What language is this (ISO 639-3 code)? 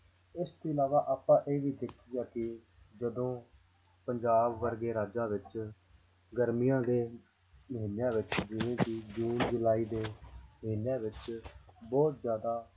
pan